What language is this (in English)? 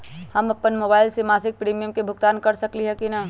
Magahi